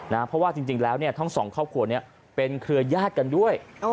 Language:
Thai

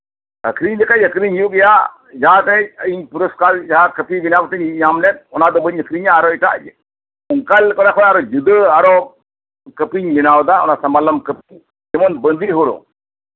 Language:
Santali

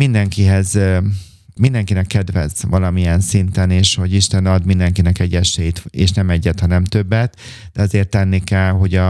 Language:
Hungarian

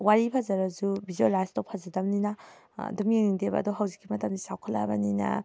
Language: Manipuri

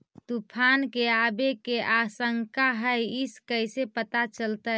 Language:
Magahi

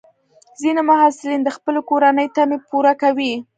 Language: Pashto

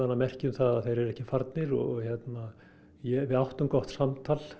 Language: Icelandic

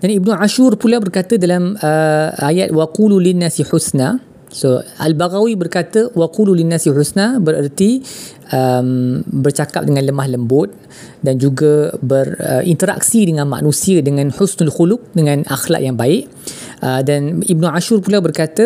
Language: Malay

